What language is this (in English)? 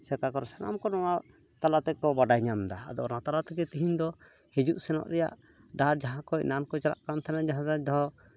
Santali